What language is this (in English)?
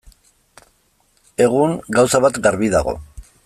Basque